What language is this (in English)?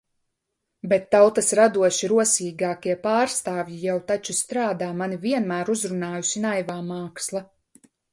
Latvian